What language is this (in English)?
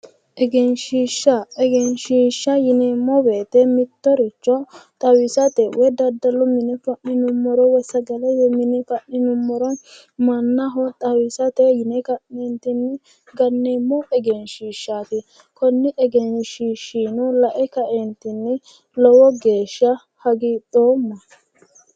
Sidamo